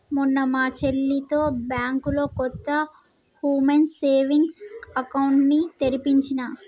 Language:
Telugu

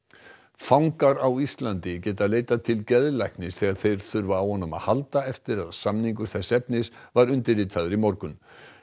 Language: Icelandic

